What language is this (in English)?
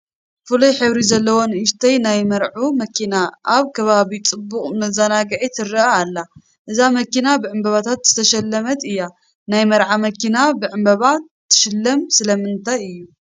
Tigrinya